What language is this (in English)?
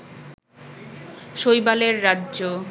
Bangla